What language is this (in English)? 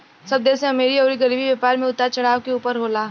Bhojpuri